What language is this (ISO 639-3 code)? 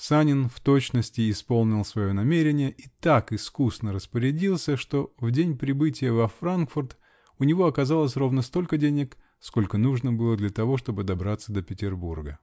rus